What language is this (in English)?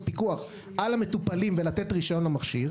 Hebrew